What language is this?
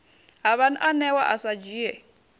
Venda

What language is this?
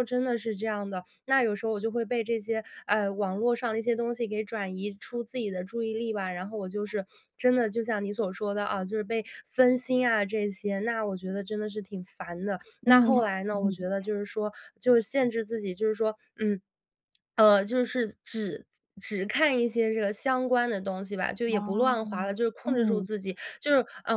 Chinese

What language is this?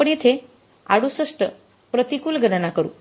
Marathi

